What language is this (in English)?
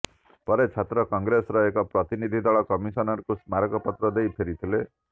Odia